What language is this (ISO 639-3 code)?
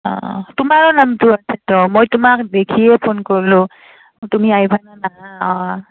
asm